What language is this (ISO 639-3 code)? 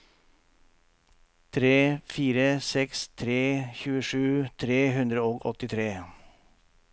nor